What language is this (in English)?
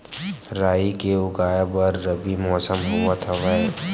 Chhattisgarhi